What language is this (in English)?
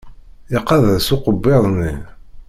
Kabyle